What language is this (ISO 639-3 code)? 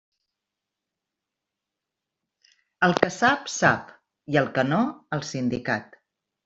cat